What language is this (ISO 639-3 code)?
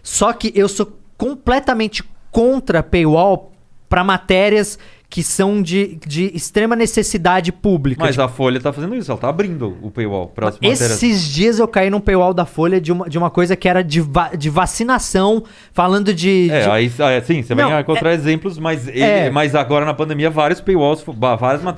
por